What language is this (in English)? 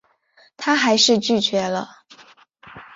Chinese